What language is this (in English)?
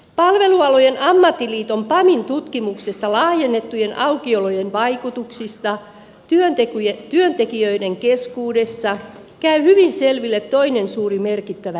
Finnish